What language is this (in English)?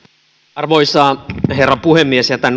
Finnish